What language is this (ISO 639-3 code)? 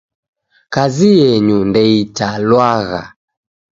dav